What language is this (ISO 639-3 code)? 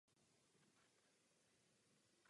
ces